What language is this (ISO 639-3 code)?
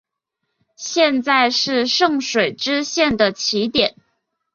zho